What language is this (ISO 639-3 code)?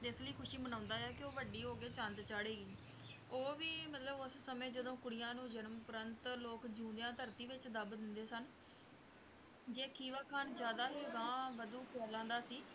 pan